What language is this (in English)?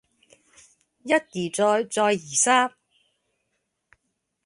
Cantonese